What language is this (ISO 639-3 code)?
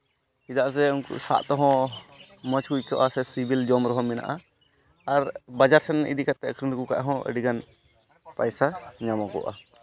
sat